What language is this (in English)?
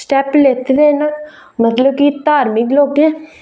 Dogri